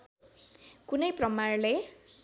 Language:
Nepali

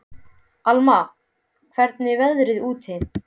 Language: Icelandic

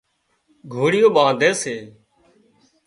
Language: Wadiyara Koli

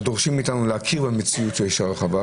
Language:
Hebrew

